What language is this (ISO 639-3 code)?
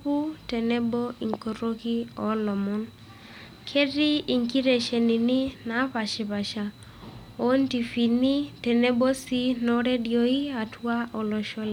mas